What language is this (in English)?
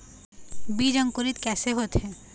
Chhattisgarhi